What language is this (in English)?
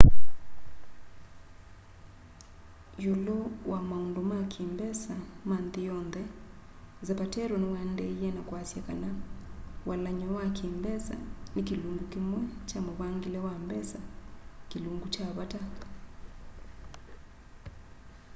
Kamba